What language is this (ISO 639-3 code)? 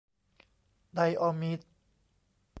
tha